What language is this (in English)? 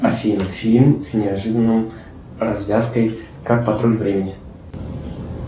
Russian